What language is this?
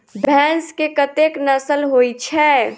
Maithili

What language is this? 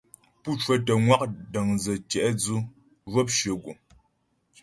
Ghomala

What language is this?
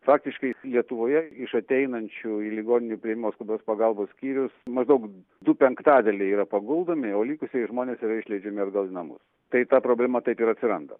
Lithuanian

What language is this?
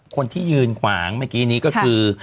Thai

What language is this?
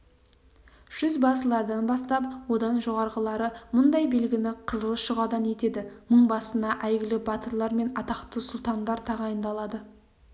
Kazakh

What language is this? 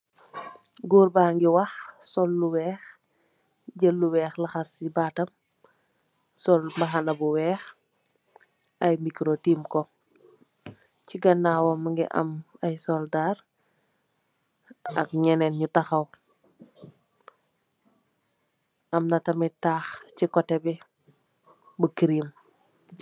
Wolof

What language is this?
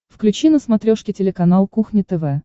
Russian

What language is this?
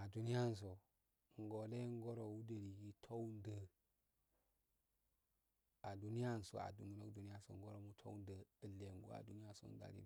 Afade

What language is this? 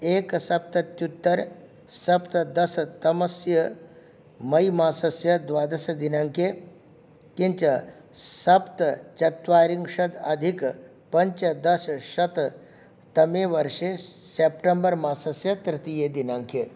Sanskrit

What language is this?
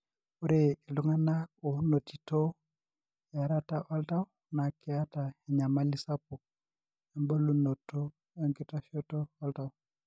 Masai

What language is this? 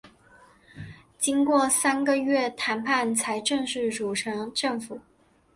Chinese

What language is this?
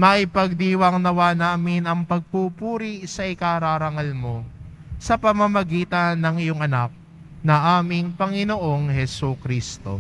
Filipino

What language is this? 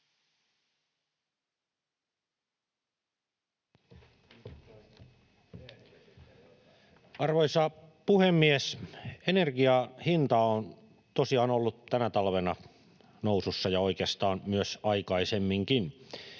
Finnish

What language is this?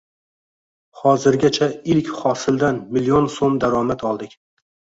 Uzbek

